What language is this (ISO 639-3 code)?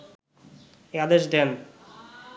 ben